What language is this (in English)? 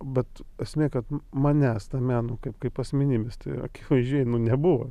Lithuanian